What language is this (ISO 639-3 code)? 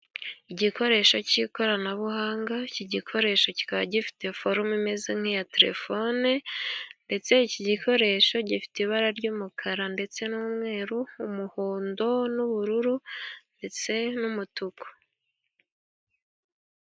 kin